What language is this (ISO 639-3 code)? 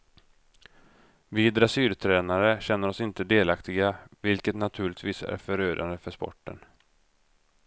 swe